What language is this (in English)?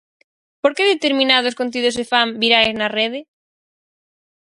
Galician